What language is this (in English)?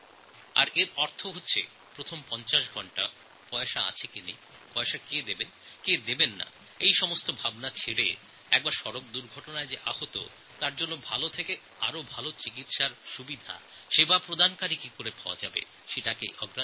Bangla